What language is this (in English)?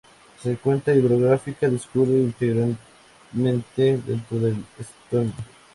Spanish